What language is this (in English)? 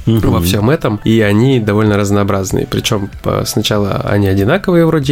Russian